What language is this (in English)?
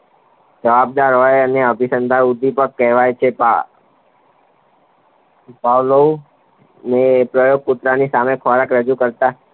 Gujarati